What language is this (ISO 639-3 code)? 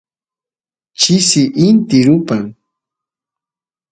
qus